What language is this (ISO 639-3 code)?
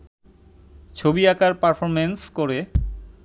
ben